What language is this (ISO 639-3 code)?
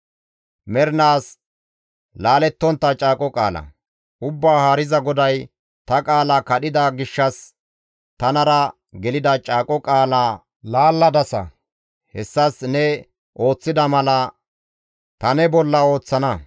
gmv